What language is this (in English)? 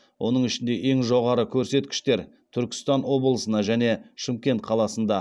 Kazakh